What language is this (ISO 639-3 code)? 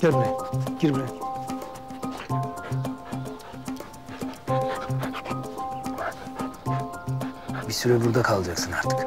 tur